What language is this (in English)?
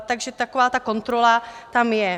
Czech